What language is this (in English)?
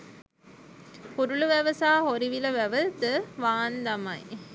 Sinhala